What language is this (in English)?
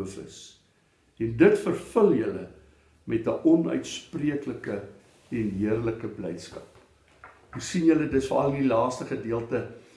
Dutch